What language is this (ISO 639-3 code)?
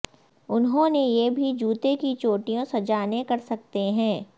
urd